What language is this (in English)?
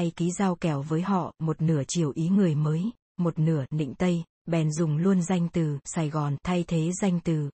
Vietnamese